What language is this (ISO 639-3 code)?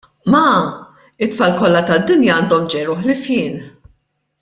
mlt